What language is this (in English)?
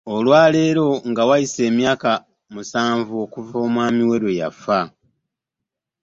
Ganda